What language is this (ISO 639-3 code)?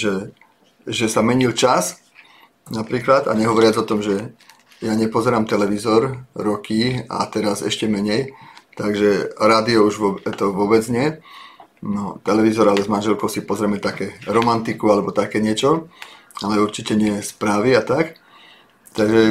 slk